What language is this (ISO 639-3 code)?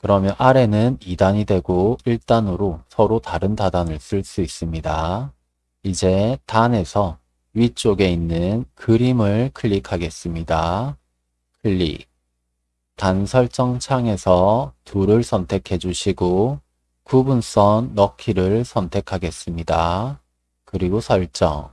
kor